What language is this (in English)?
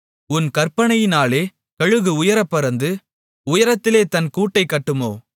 Tamil